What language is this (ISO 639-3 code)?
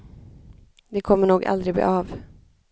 swe